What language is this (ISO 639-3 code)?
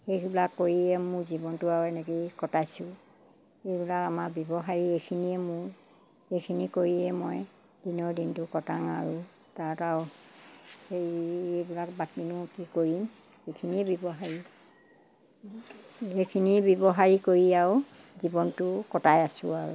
asm